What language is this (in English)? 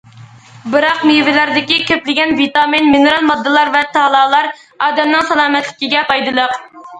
Uyghur